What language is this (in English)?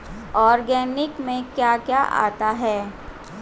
Hindi